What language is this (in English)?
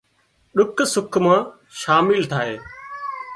Wadiyara Koli